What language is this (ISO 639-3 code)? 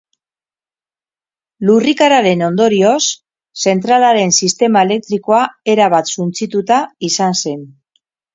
eus